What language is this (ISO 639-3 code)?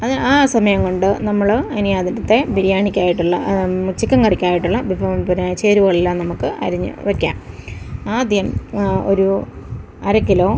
mal